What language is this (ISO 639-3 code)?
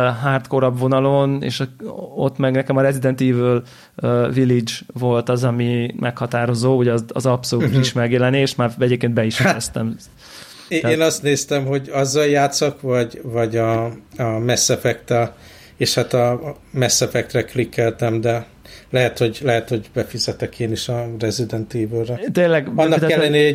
hun